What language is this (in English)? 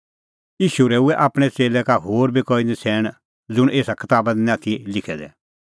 Kullu Pahari